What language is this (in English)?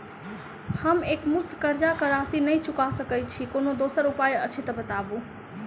Maithili